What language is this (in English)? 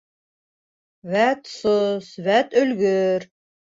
Bashkir